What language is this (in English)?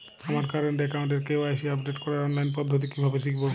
Bangla